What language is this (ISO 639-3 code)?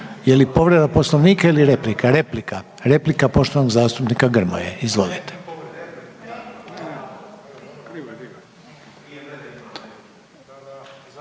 hrv